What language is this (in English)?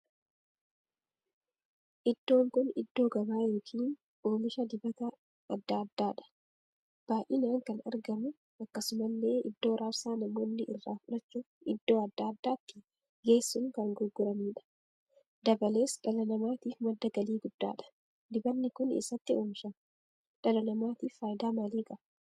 Oromo